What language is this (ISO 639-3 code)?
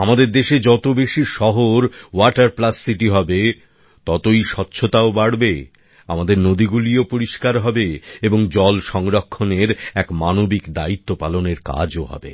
ben